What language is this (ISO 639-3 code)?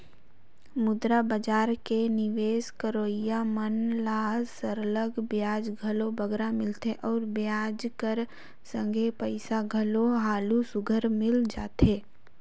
hne